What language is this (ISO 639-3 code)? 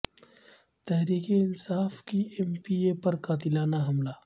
urd